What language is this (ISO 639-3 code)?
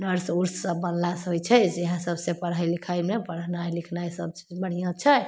mai